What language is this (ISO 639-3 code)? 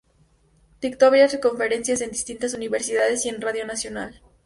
spa